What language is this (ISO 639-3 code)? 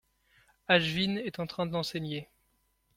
fra